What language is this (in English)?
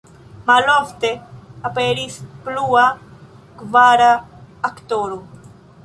Esperanto